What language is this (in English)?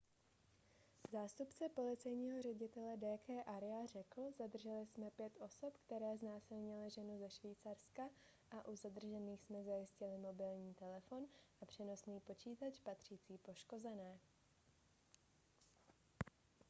Czech